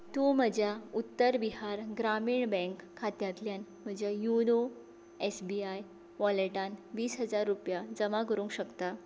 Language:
Konkani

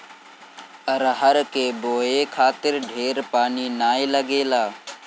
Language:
Bhojpuri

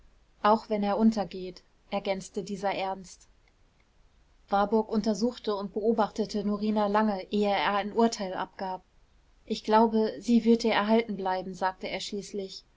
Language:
German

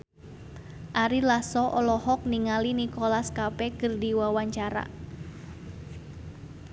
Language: Sundanese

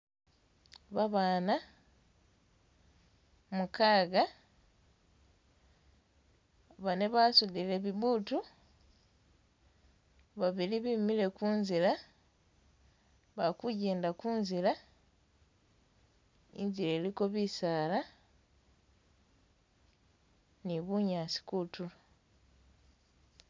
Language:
Masaaba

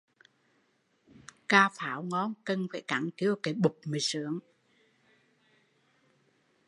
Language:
Vietnamese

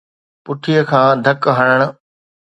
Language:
Sindhi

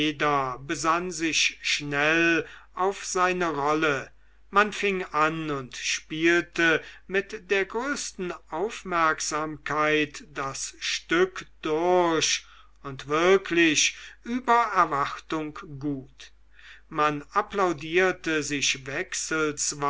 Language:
German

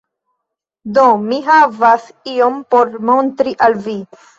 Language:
Esperanto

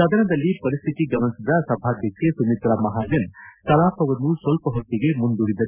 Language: Kannada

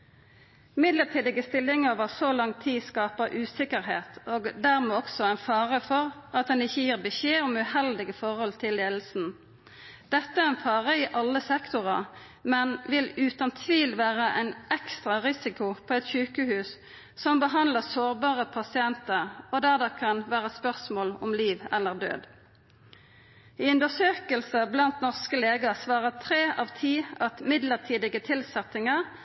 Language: Norwegian Nynorsk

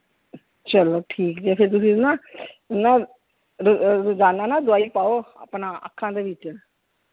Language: Punjabi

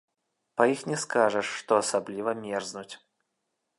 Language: Belarusian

